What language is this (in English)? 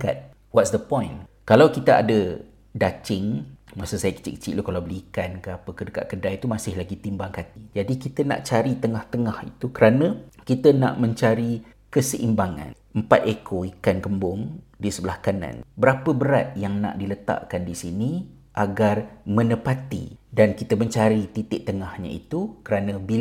Malay